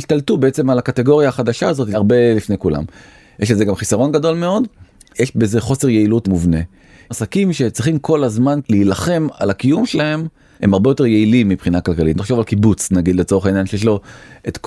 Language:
Hebrew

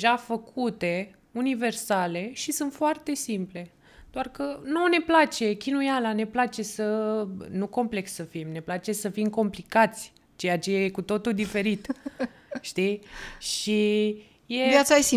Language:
Romanian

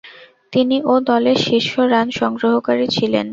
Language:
Bangla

